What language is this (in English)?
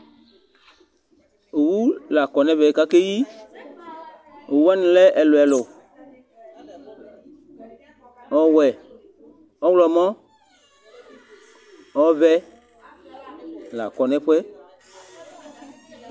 Ikposo